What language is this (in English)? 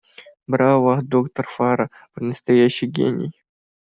Russian